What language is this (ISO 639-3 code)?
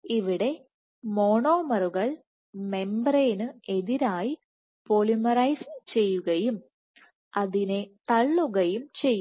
mal